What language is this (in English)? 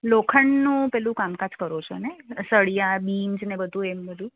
Gujarati